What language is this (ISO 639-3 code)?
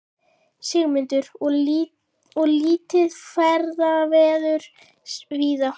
isl